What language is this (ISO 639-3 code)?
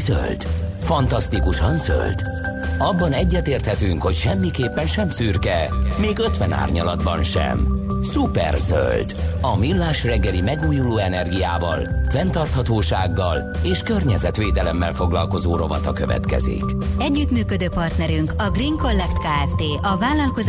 hun